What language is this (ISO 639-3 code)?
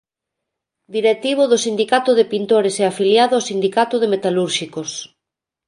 glg